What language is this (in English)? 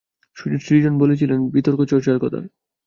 Bangla